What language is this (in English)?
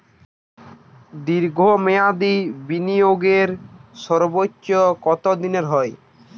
Bangla